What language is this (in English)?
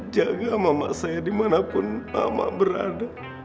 Indonesian